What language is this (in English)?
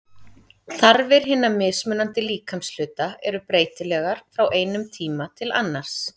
Icelandic